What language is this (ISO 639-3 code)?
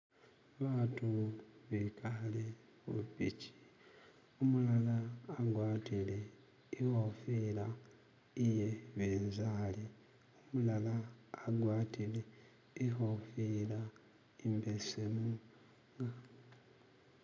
myx